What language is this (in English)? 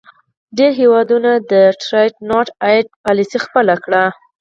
Pashto